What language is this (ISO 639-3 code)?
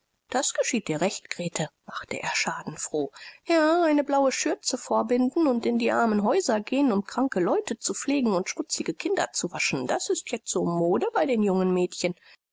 deu